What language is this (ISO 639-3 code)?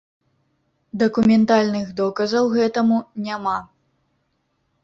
bel